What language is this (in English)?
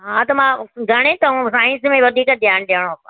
Sindhi